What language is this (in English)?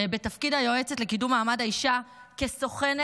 Hebrew